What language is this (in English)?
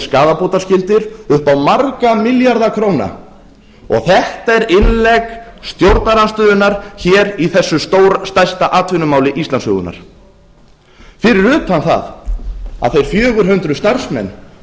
Icelandic